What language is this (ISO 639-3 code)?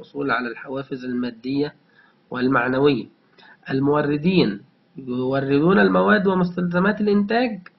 ara